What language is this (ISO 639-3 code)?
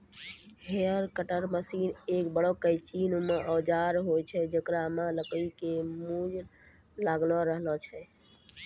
mai